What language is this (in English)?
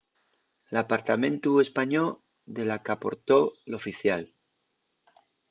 Asturian